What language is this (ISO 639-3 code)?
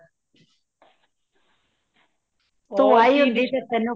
pan